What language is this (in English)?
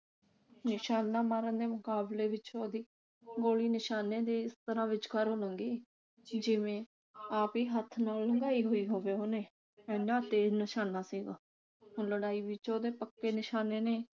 Punjabi